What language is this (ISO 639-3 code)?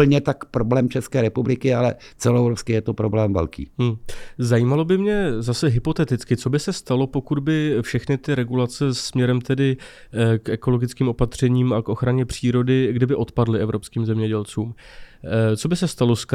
ces